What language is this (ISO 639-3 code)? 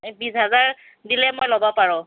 asm